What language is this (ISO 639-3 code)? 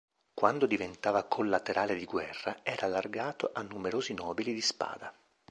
ita